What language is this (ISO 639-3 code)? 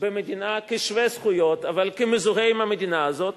heb